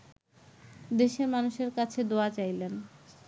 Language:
Bangla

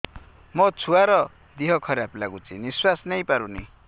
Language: Odia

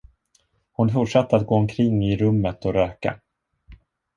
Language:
Swedish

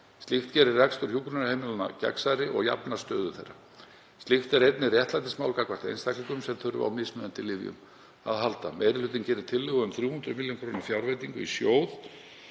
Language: Icelandic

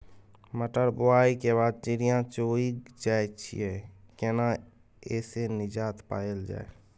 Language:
Maithili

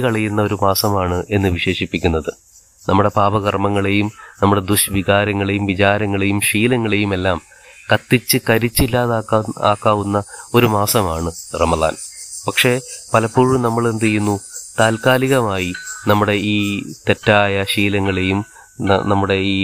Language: Malayalam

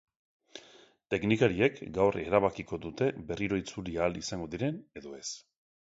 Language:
Basque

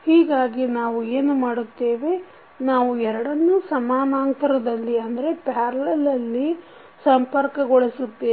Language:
Kannada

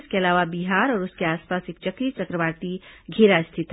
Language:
Hindi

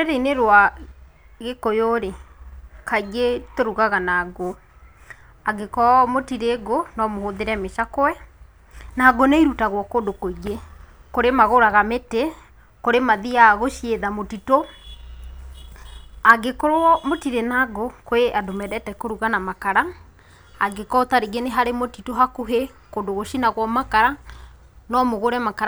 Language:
Kikuyu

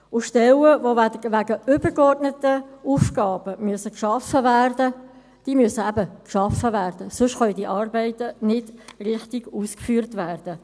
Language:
Swiss German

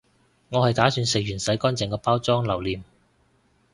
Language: Cantonese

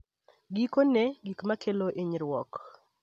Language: Luo (Kenya and Tanzania)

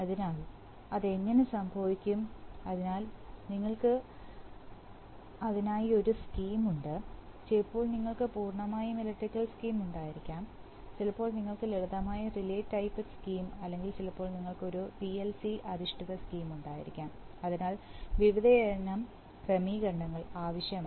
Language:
Malayalam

